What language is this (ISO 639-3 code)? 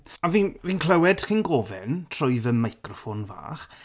cym